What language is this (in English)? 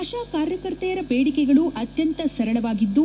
Kannada